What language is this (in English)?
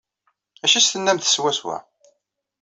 Kabyle